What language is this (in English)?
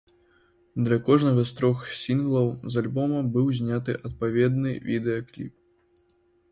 Belarusian